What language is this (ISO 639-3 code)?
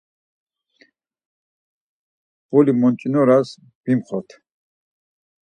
lzz